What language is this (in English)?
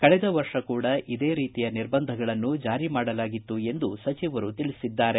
Kannada